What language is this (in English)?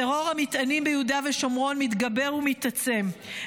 Hebrew